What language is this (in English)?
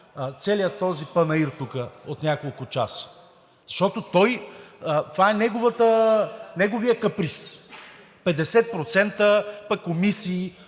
Bulgarian